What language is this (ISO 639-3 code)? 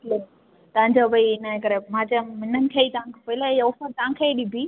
snd